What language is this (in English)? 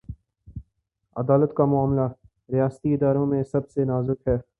Urdu